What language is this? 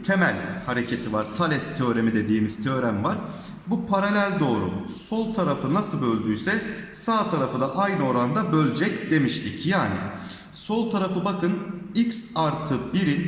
Turkish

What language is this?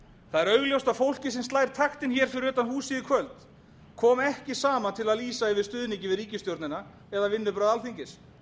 Icelandic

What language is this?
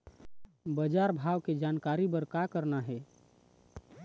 Chhattisgarhi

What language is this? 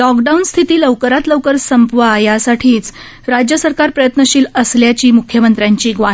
Marathi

